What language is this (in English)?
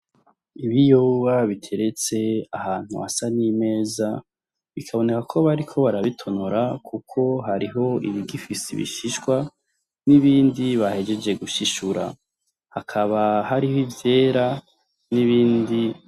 Rundi